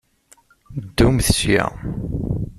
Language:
Kabyle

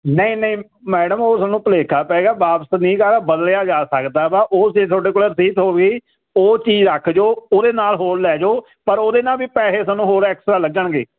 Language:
Punjabi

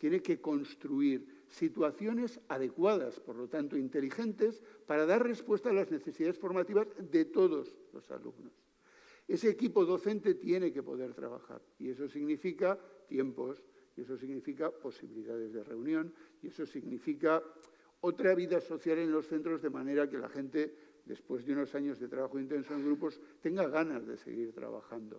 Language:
Spanish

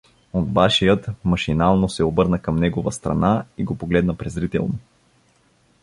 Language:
Bulgarian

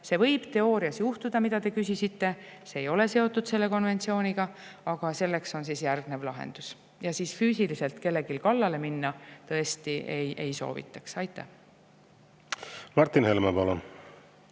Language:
Estonian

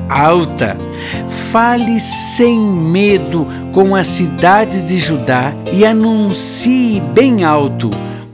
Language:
Portuguese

